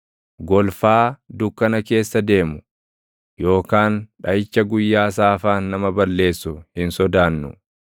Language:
Oromo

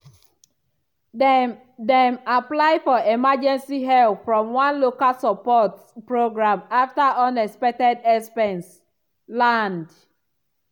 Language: Nigerian Pidgin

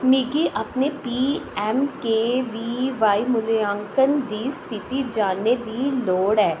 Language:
Dogri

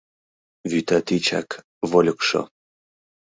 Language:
Mari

